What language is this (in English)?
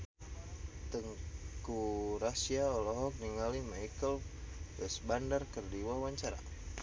Sundanese